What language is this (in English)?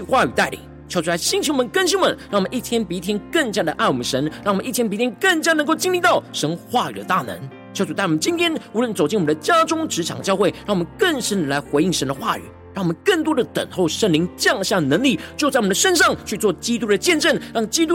Chinese